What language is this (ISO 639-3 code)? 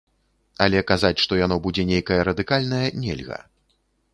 bel